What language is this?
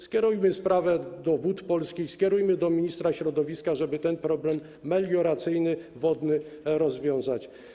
Polish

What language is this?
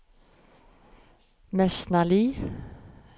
Norwegian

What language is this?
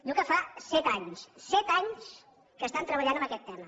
Catalan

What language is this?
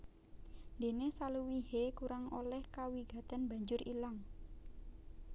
Javanese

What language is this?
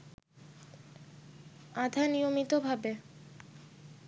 Bangla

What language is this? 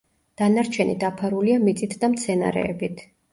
Georgian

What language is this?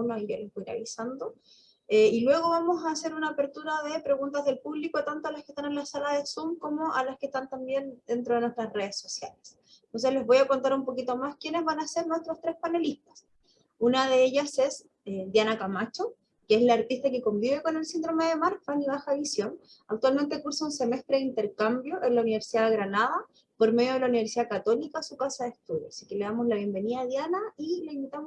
Spanish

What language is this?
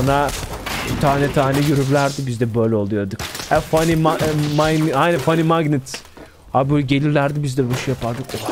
Turkish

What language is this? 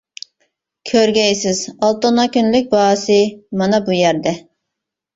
Uyghur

